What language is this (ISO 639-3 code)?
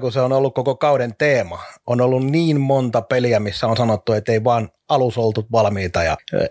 fin